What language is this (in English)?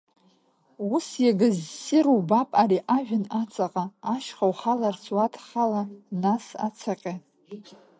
Abkhazian